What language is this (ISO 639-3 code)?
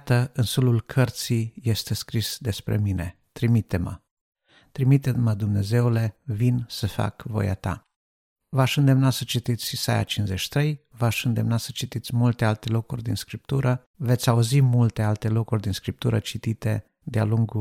ron